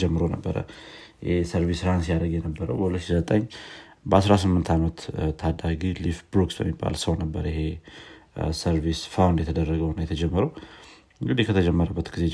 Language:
Amharic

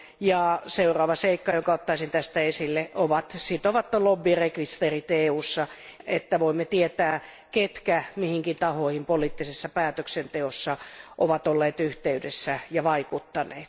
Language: Finnish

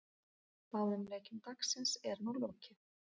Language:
Icelandic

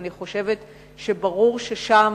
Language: Hebrew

